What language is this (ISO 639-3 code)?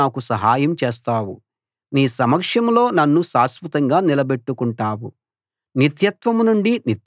tel